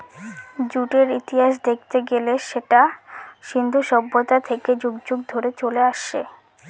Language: Bangla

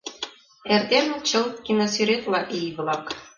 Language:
Mari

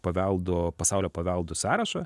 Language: Lithuanian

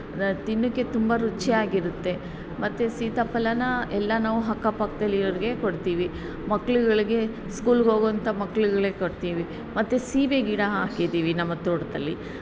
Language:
Kannada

